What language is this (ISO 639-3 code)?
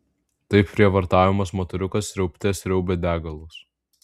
lit